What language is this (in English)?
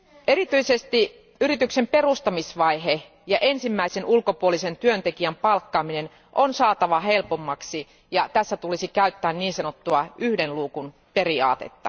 Finnish